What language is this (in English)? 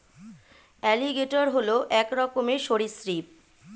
Bangla